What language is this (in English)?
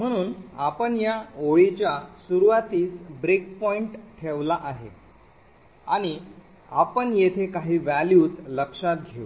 Marathi